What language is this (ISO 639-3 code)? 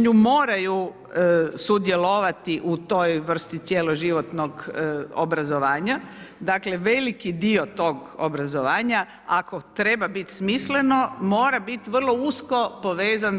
hrv